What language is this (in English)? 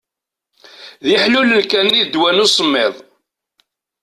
Kabyle